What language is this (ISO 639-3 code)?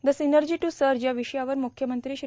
mar